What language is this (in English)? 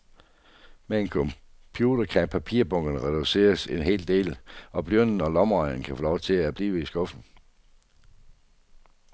Danish